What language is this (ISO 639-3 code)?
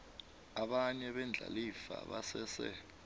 nbl